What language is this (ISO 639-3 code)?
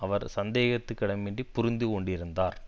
tam